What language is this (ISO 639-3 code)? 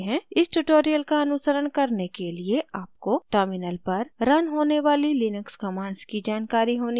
hin